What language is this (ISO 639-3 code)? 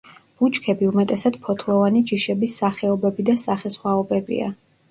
kat